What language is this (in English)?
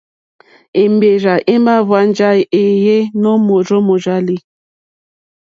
Mokpwe